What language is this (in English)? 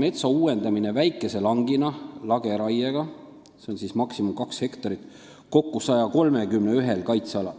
Estonian